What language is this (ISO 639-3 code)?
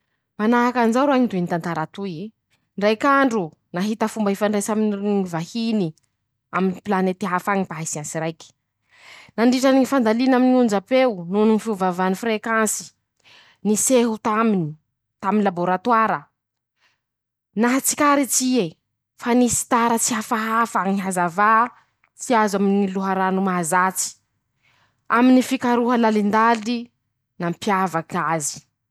msh